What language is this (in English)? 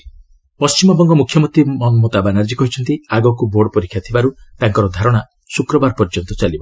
Odia